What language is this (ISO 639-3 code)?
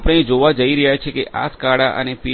guj